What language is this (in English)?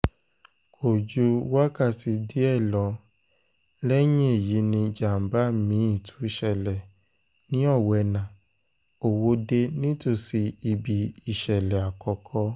Yoruba